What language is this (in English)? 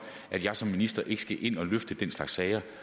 Danish